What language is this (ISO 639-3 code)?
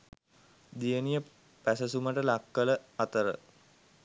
sin